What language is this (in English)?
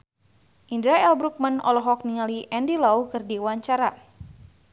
Sundanese